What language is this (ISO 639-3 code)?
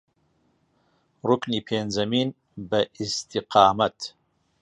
ckb